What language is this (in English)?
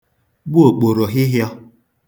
Igbo